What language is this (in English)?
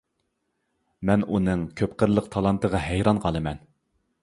Uyghur